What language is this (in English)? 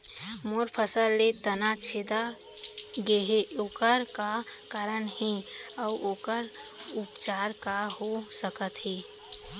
Chhattisgarhi